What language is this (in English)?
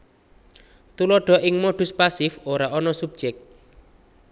Javanese